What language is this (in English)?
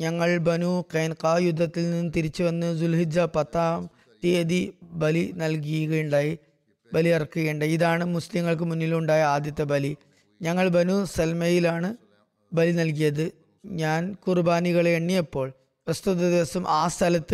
Malayalam